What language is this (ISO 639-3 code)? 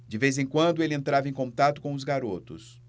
por